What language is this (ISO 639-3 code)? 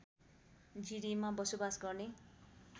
nep